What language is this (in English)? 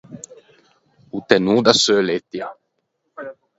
Ligurian